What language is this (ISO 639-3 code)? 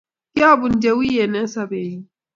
kln